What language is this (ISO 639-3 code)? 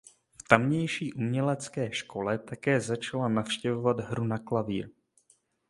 ces